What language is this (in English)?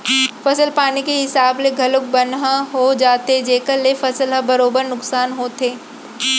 Chhattisgarhi